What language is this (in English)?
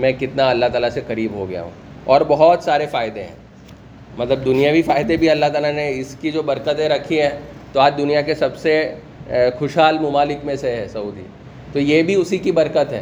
Urdu